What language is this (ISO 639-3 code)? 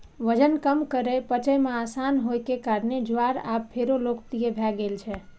mai